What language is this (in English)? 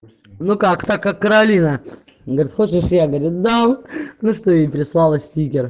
Russian